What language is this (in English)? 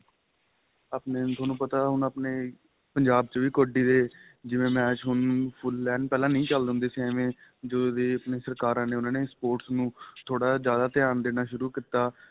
Punjabi